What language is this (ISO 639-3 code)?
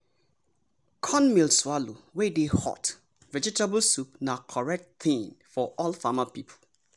pcm